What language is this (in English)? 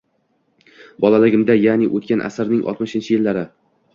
Uzbek